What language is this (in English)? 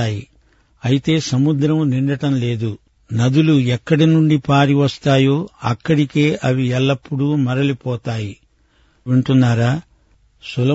Telugu